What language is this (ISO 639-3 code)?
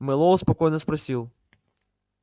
rus